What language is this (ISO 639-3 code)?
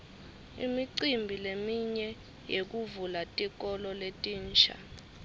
ssw